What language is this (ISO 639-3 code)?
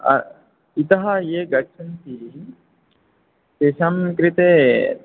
san